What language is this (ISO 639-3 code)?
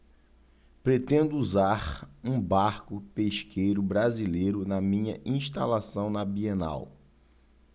por